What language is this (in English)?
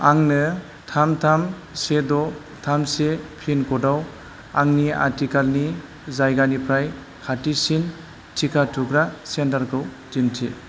Bodo